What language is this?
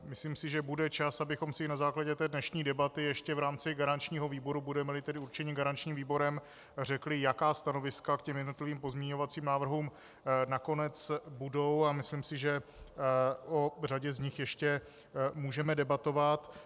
Czech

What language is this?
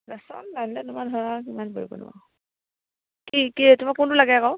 Assamese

